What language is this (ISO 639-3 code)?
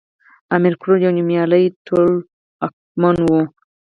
pus